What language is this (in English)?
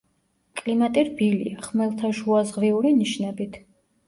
Georgian